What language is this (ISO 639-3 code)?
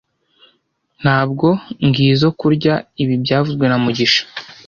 kin